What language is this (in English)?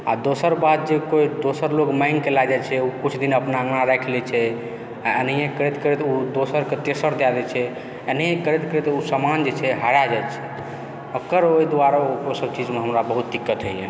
Maithili